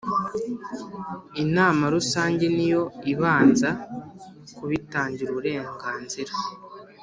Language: Kinyarwanda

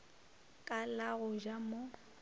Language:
Northern Sotho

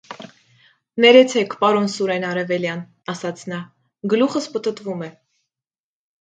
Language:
Armenian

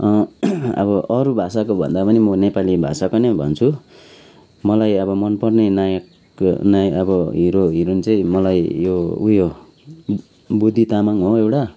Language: Nepali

